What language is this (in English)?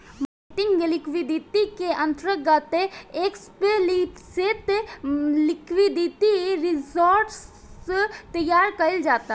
Bhojpuri